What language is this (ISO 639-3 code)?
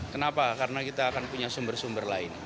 ind